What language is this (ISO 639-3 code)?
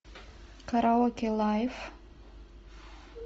rus